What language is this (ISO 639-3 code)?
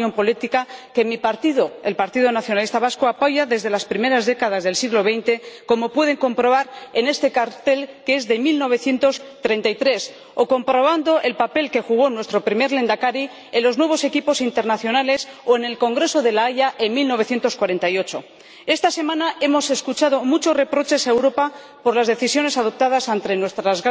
spa